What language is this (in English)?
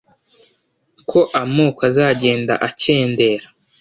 Kinyarwanda